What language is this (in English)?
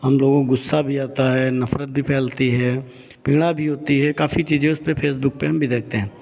Hindi